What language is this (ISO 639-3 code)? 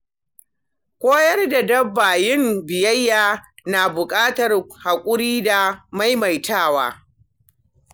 hau